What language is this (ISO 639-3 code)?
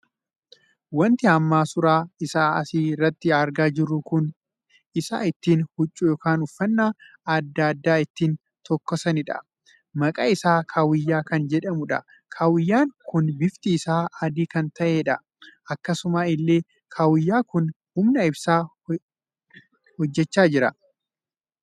orm